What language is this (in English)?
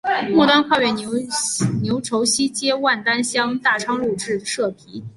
Chinese